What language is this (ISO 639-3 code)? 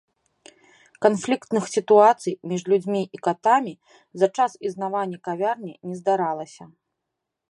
bel